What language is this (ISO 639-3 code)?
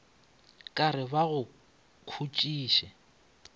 nso